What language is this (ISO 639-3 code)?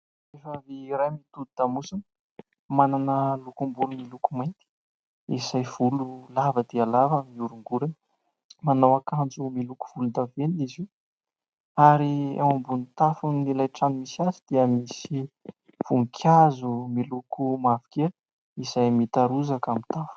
mlg